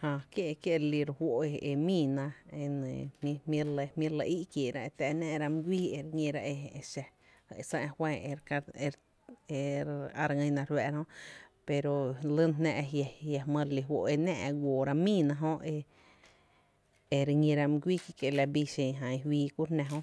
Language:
Tepinapa Chinantec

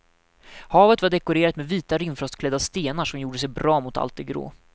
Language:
Swedish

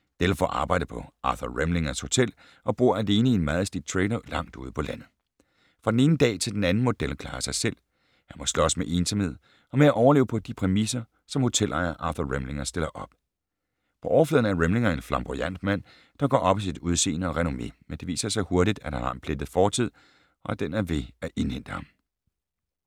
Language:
Danish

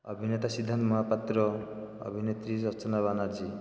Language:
Odia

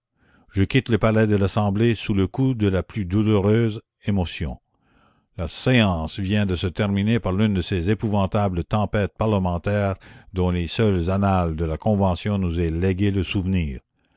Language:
French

